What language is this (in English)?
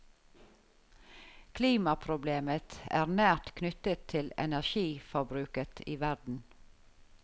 Norwegian